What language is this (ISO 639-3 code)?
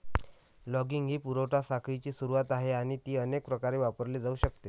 mar